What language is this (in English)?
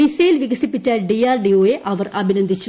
Malayalam